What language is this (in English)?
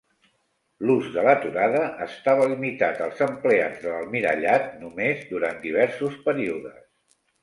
Catalan